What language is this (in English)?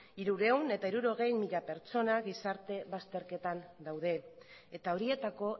Basque